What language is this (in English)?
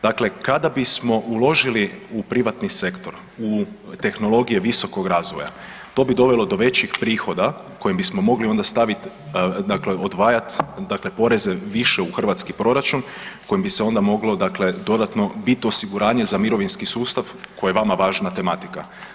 Croatian